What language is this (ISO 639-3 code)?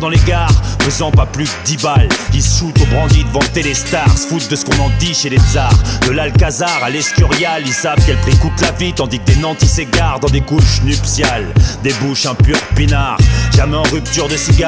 fra